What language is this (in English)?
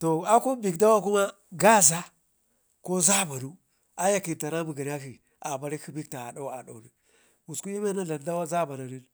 Ngizim